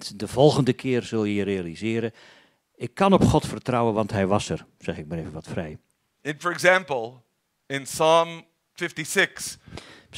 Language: Dutch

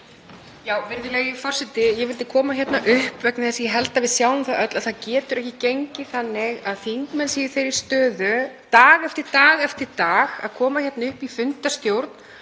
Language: Icelandic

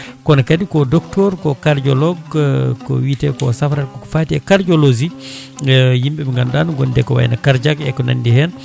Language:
Fula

